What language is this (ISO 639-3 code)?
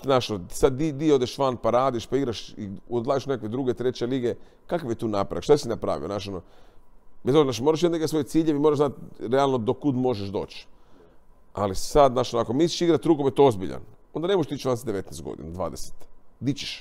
hrv